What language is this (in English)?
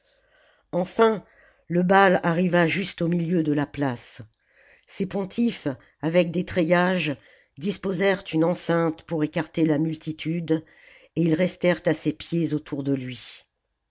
French